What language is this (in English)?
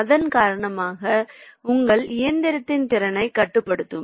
Tamil